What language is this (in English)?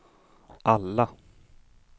Swedish